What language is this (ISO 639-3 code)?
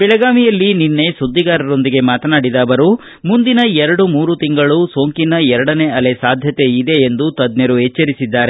kan